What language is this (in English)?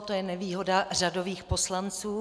Czech